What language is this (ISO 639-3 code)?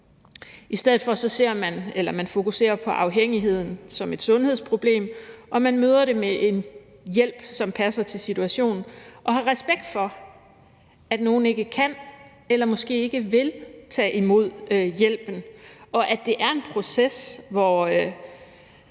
dan